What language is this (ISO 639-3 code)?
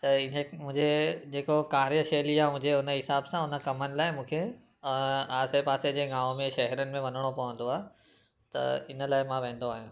snd